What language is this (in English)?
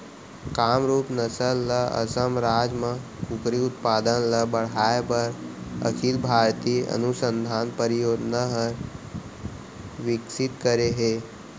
Chhattisgarhi